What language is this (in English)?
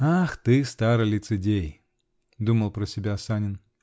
Russian